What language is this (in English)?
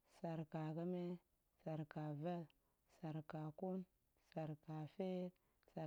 Goemai